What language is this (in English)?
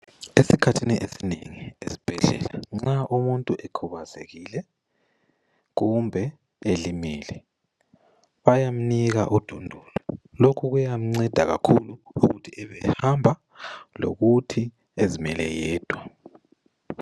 North Ndebele